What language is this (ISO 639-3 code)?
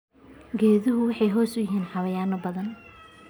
som